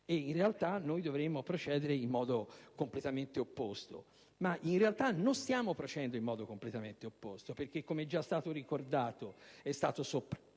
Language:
Italian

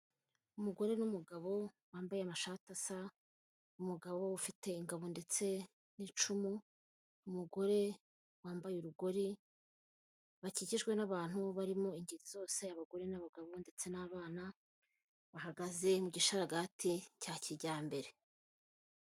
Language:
Kinyarwanda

